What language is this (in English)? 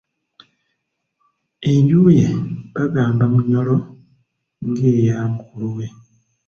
Ganda